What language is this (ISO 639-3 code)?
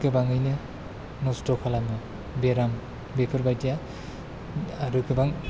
brx